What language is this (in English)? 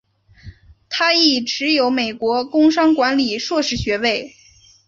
Chinese